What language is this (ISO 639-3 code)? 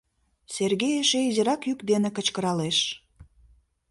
chm